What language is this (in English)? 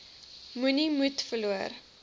Afrikaans